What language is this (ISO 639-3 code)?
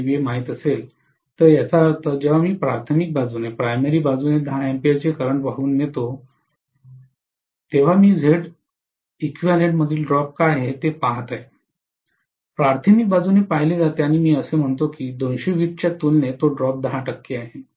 mar